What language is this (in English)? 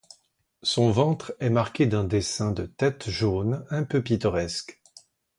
French